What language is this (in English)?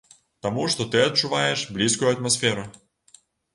Belarusian